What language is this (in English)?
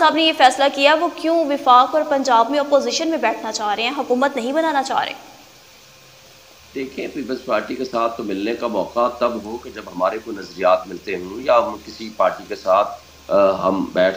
Hindi